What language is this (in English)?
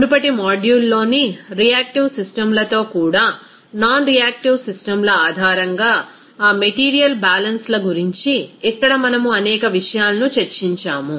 Telugu